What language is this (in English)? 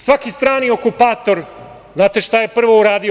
Serbian